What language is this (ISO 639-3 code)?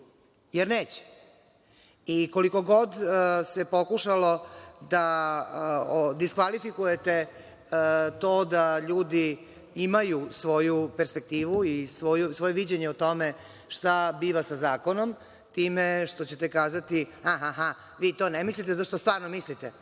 srp